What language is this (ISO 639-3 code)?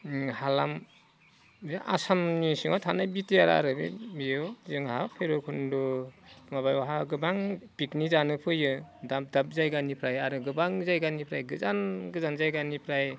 brx